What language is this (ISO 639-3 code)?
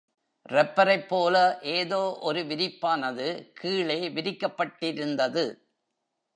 tam